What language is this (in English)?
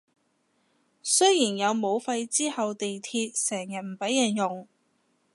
Cantonese